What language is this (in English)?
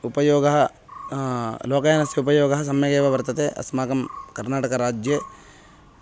Sanskrit